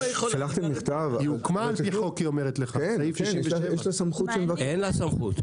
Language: Hebrew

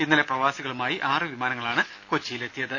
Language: Malayalam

